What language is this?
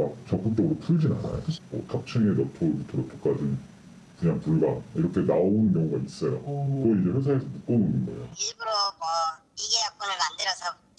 Korean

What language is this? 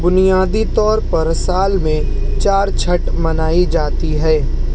Urdu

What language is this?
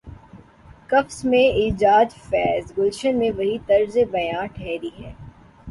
Urdu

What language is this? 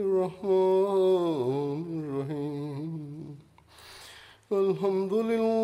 Swahili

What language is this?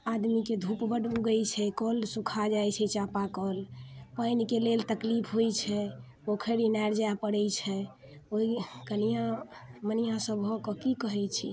Maithili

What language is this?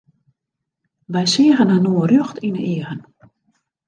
Western Frisian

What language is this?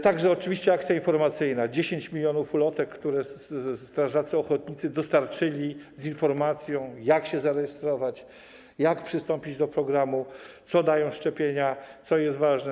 Polish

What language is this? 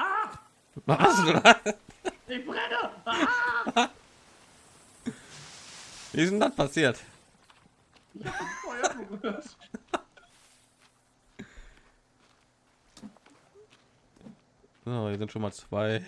German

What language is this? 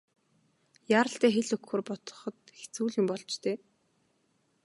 Mongolian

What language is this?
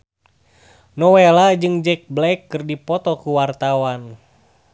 Sundanese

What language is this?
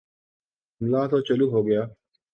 Urdu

